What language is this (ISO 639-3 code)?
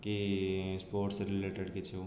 ori